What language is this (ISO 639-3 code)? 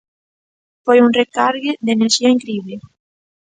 glg